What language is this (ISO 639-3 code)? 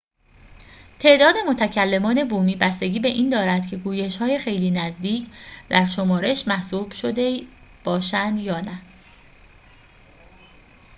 fas